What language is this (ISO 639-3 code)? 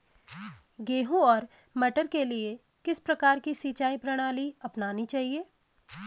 hin